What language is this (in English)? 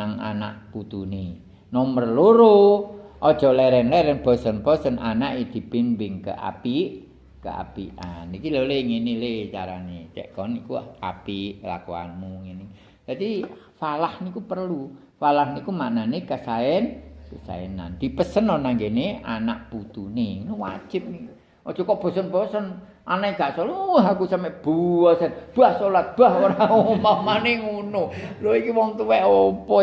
Indonesian